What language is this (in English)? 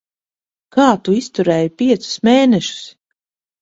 Latvian